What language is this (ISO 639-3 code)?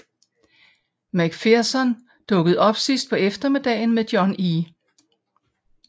dan